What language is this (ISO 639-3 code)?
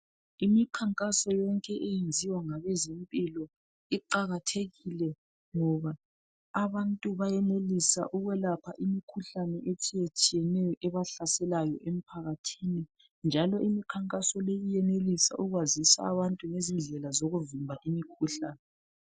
nde